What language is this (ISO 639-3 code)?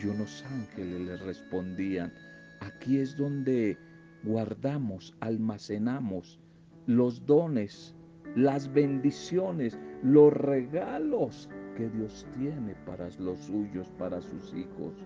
spa